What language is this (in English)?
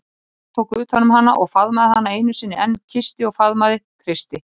Icelandic